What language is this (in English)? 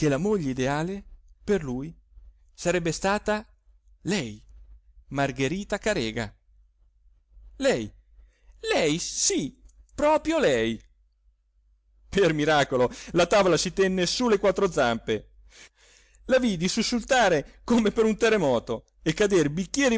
Italian